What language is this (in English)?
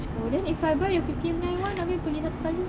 English